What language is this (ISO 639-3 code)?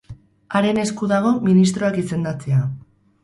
eus